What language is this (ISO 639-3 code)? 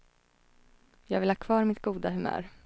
swe